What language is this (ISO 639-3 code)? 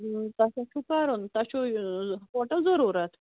kas